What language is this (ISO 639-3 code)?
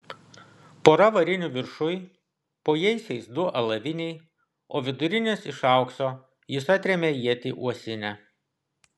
lit